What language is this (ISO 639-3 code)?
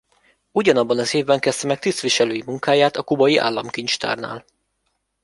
hun